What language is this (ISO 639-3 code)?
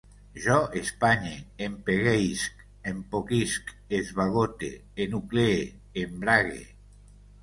cat